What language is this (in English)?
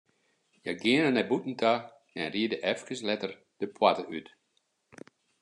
Western Frisian